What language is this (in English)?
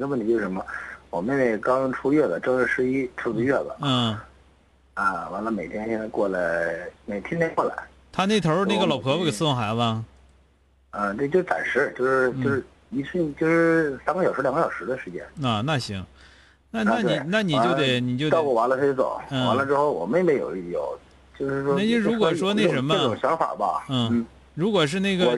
Chinese